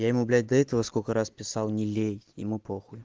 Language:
Russian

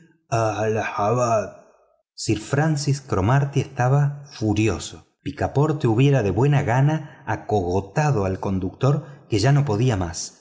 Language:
Spanish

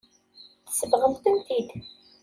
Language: Kabyle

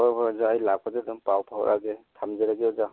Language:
Manipuri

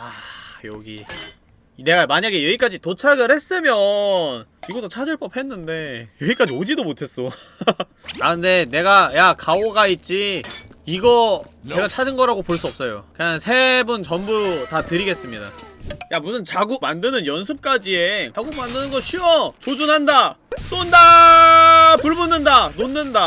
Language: Korean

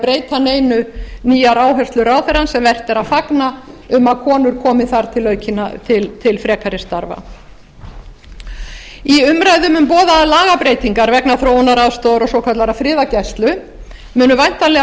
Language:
Icelandic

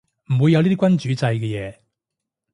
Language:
Cantonese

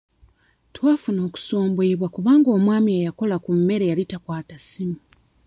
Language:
Ganda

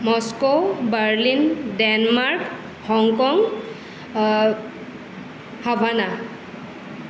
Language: Assamese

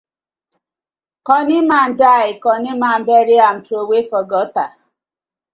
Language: Nigerian Pidgin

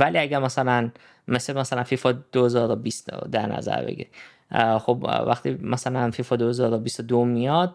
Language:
Persian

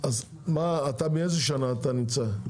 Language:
Hebrew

